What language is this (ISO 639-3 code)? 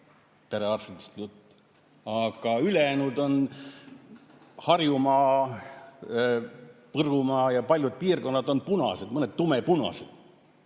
est